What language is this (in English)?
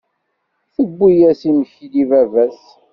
Kabyle